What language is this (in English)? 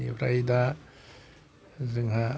Bodo